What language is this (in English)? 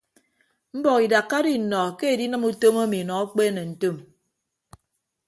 Ibibio